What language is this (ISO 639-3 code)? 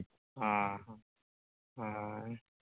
sat